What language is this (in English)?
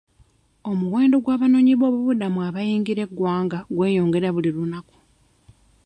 Ganda